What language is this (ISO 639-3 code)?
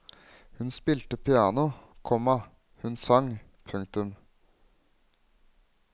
nor